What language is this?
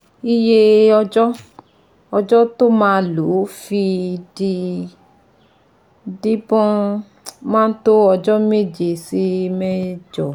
Yoruba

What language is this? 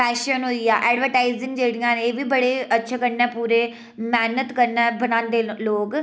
Dogri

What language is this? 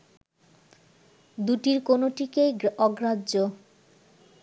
Bangla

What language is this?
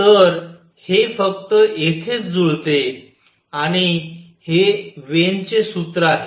Marathi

